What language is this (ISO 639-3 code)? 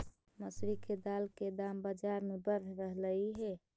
mag